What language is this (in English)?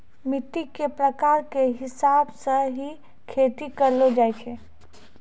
Maithili